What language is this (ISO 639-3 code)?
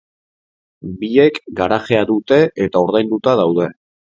eus